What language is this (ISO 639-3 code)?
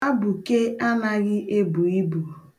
ibo